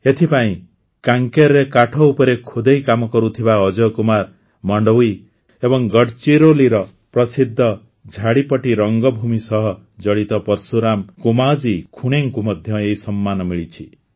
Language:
Odia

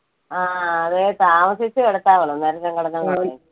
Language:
Malayalam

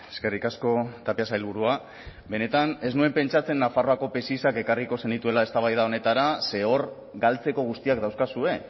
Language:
Basque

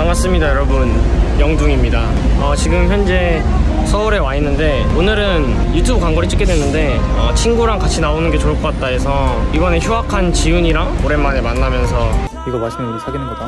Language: Korean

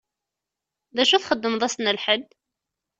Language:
Kabyle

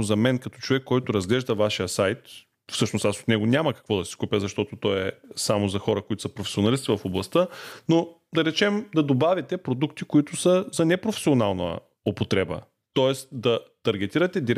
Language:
Bulgarian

